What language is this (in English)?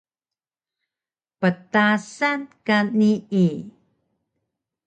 Taroko